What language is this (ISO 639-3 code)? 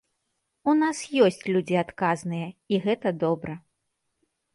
bel